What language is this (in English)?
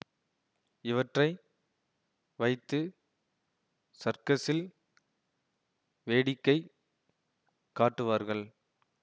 Tamil